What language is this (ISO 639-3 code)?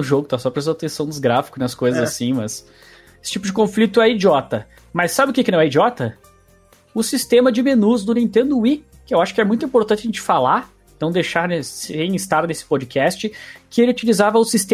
por